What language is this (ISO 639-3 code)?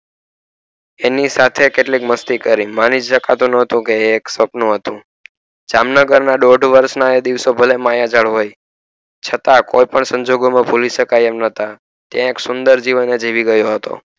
guj